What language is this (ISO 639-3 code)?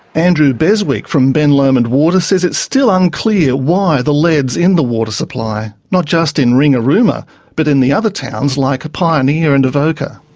eng